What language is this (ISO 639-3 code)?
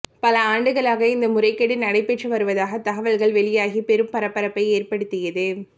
tam